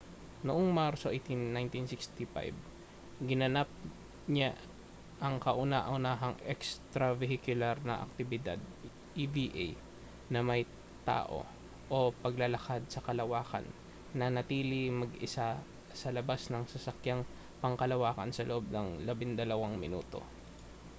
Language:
Filipino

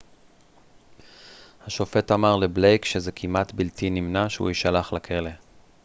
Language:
Hebrew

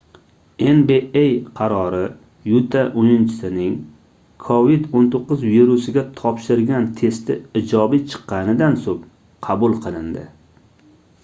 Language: Uzbek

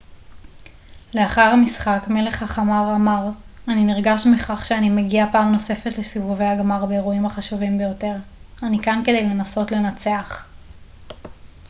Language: Hebrew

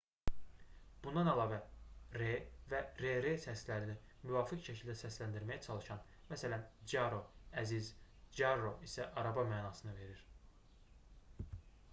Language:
Azerbaijani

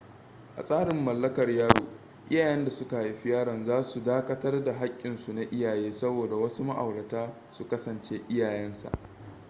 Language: Hausa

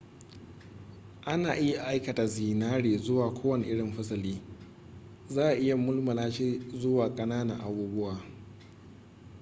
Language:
Hausa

